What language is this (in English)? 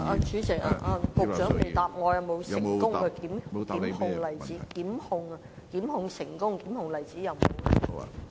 Cantonese